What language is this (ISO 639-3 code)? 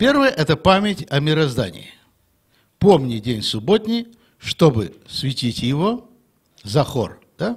rus